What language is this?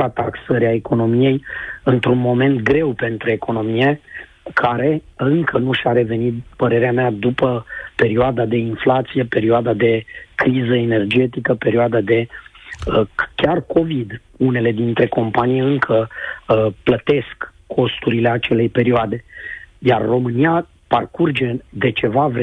Romanian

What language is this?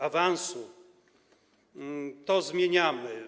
Polish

